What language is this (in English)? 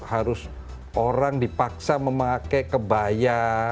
Indonesian